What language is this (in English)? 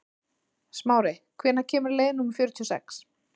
Icelandic